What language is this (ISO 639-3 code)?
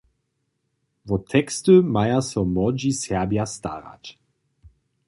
hsb